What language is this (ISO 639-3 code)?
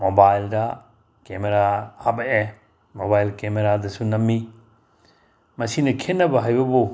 mni